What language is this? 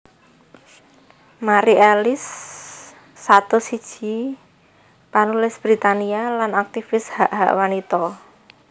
Javanese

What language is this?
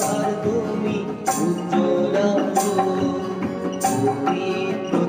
Bangla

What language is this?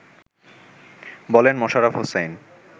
Bangla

